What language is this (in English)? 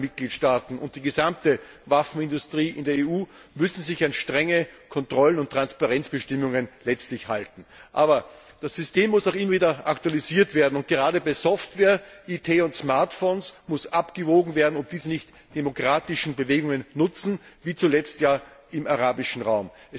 German